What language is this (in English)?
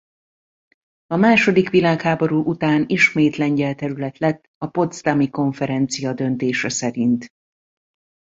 Hungarian